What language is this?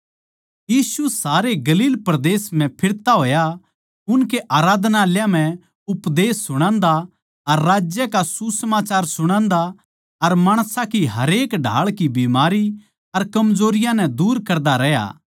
Haryanvi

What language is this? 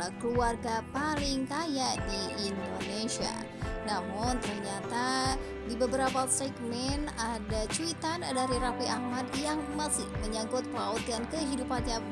Indonesian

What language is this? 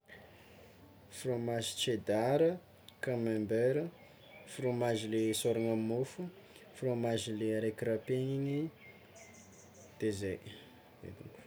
Tsimihety Malagasy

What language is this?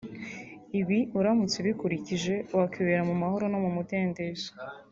Kinyarwanda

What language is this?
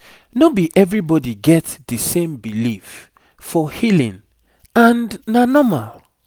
Nigerian Pidgin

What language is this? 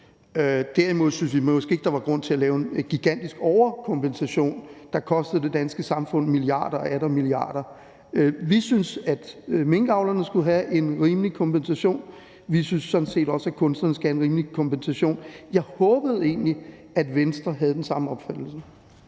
Danish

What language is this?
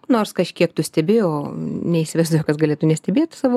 Lithuanian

